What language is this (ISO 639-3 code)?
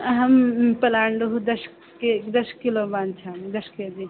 san